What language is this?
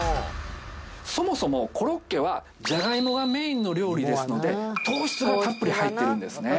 Japanese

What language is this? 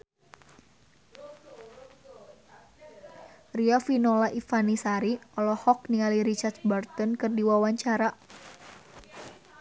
Sundanese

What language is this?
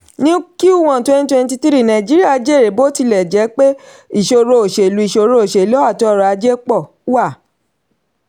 Yoruba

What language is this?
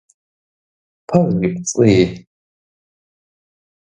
Kabardian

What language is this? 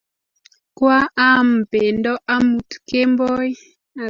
Kalenjin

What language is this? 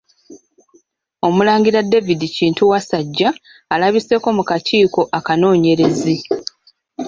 Ganda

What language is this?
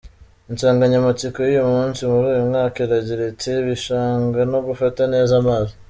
Kinyarwanda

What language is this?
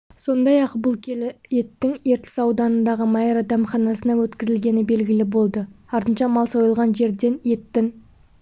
Kazakh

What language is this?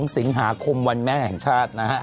Thai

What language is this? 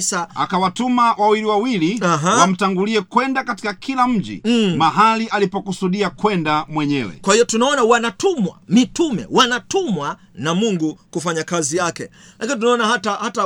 Swahili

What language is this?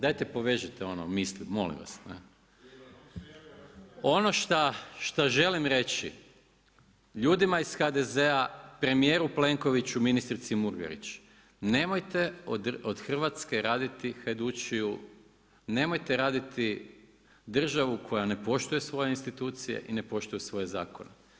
Croatian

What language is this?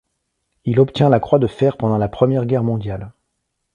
French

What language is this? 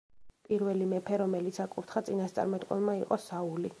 Georgian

